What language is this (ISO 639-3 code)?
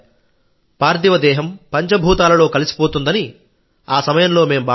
tel